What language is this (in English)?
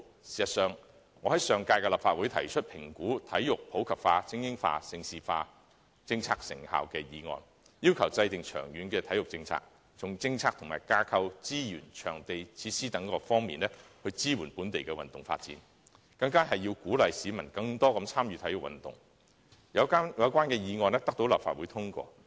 Cantonese